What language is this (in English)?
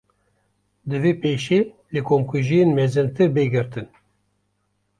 Kurdish